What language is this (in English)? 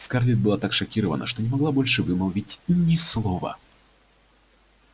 Russian